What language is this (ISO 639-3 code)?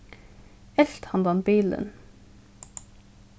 fao